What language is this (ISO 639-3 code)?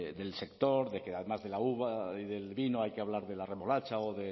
spa